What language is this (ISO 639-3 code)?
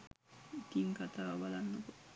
sin